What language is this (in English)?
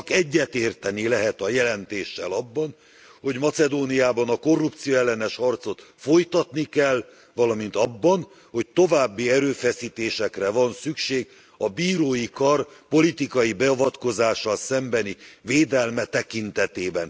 Hungarian